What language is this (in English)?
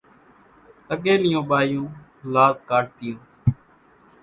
Kachi Koli